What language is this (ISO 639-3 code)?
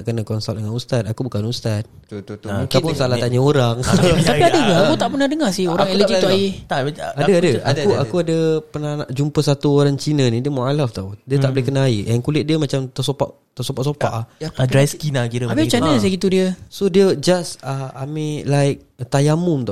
msa